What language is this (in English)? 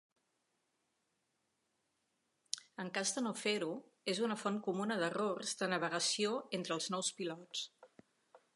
Catalan